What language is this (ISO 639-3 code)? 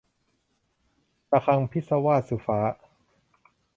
tha